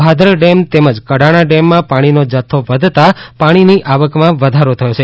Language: Gujarati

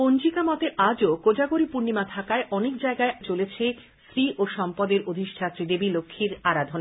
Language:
Bangla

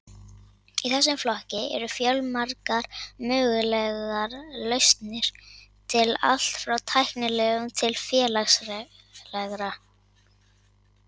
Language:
Icelandic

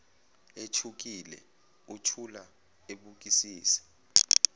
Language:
Zulu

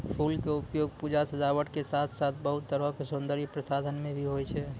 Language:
Maithili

